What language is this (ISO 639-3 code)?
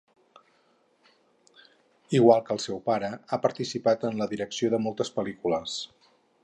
cat